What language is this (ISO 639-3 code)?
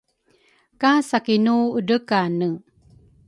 dru